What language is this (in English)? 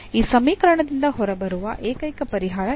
Kannada